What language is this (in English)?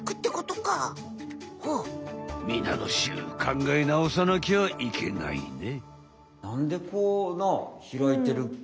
Japanese